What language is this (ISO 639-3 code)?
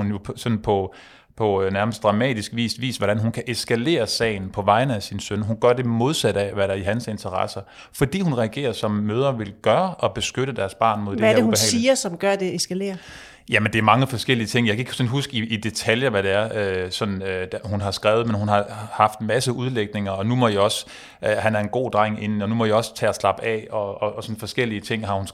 dan